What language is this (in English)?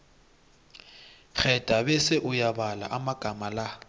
South Ndebele